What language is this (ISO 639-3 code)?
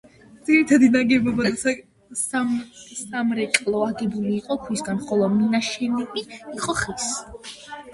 kat